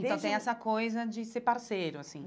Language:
Portuguese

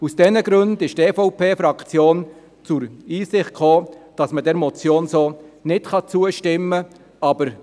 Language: Swiss German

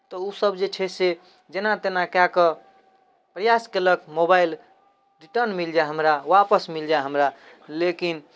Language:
Maithili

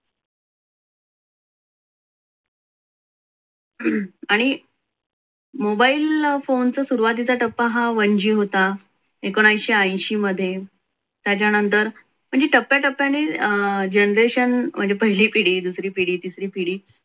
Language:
Marathi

